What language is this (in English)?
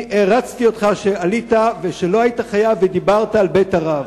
Hebrew